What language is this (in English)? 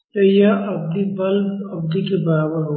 Hindi